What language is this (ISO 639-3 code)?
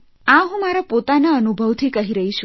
guj